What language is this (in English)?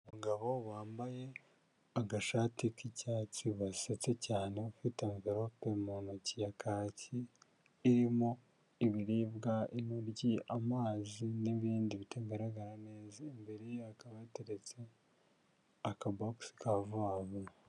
Kinyarwanda